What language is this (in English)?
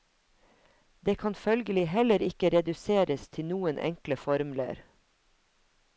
Norwegian